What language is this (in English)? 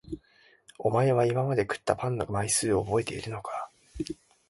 Japanese